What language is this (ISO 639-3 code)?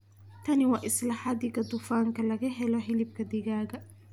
som